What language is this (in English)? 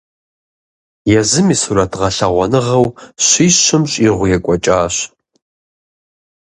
Kabardian